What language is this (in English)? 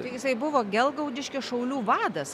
Lithuanian